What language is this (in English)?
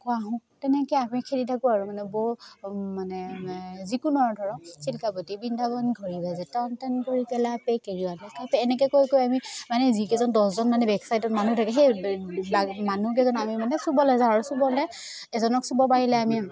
Assamese